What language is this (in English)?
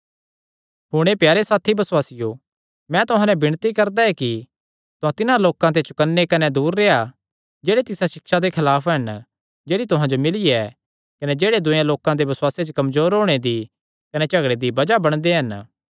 Kangri